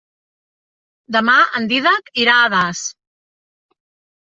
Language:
Catalan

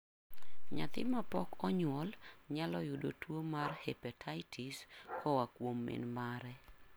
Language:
Luo (Kenya and Tanzania)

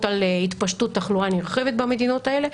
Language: Hebrew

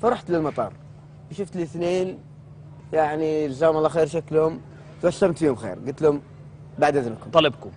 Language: Arabic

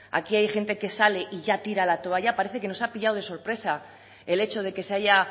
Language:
Spanish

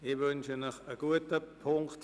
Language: Swiss German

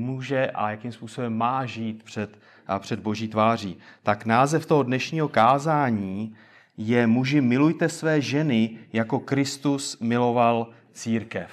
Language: Czech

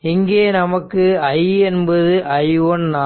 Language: Tamil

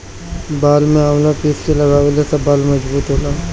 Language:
Bhojpuri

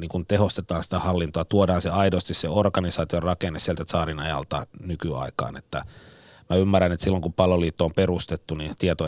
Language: Finnish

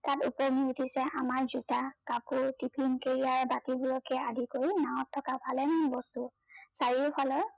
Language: Assamese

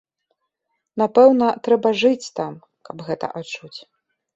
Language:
Belarusian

